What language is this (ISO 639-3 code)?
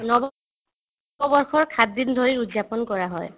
asm